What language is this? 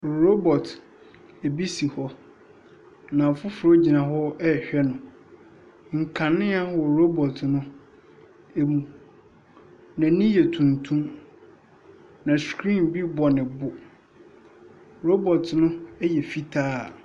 Akan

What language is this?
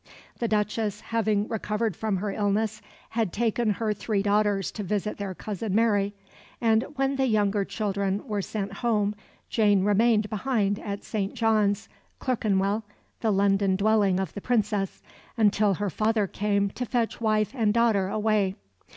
English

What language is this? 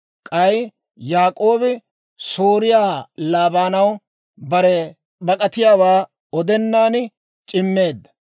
Dawro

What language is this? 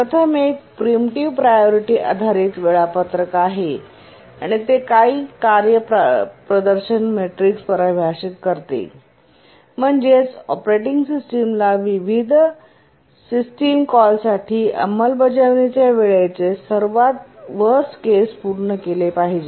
Marathi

